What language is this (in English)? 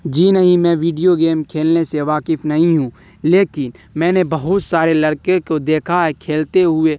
Urdu